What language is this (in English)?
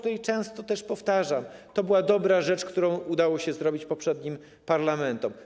Polish